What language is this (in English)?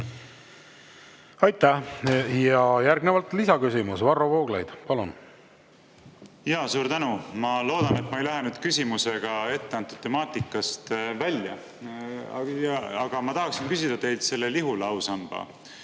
Estonian